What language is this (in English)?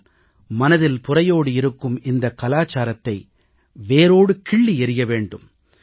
Tamil